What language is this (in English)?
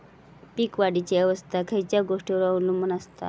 Marathi